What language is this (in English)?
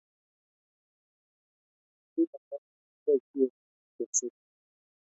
Kalenjin